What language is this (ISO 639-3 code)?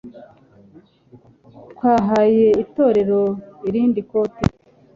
kin